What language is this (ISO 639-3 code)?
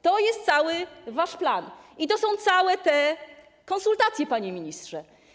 pol